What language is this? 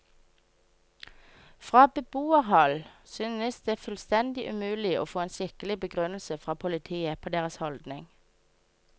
Norwegian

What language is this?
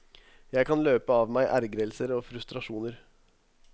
Norwegian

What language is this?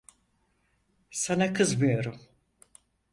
Turkish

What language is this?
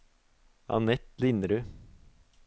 Norwegian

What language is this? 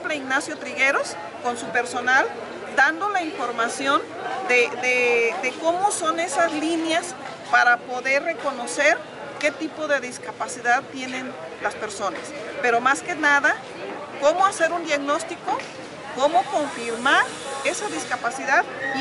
Spanish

